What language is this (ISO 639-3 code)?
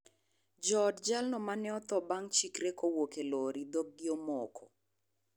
luo